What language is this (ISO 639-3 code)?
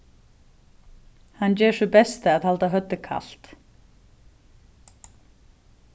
fao